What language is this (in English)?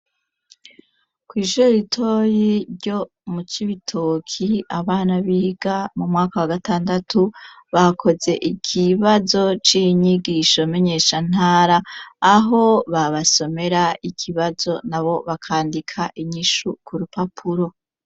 Rundi